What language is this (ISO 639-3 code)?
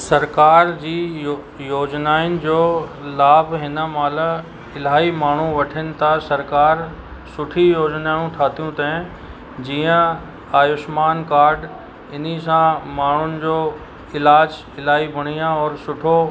snd